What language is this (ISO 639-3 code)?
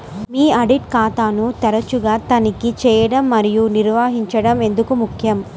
tel